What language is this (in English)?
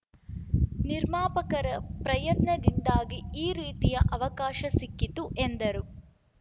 Kannada